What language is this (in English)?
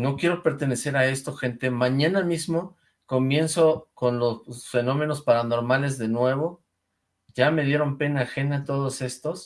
Spanish